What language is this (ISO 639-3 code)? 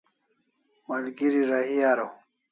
kls